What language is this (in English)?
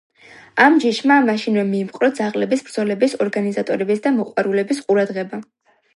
Georgian